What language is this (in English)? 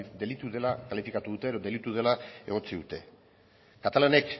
Basque